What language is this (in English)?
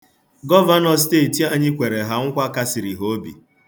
Igbo